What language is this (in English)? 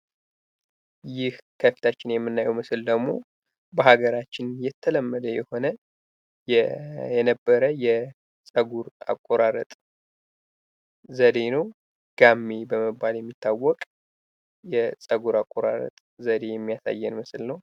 Amharic